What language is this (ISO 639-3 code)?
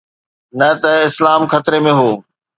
snd